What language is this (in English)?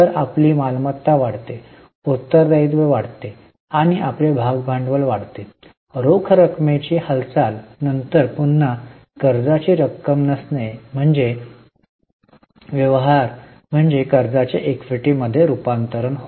Marathi